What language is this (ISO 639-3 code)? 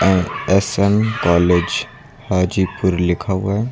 hin